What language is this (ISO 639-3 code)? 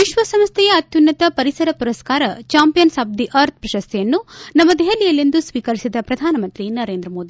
kan